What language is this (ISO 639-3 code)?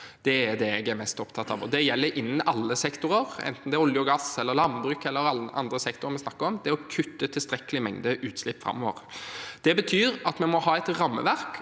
nor